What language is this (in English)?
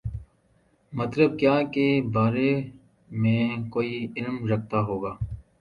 Urdu